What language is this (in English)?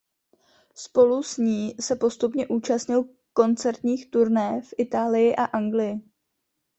Czech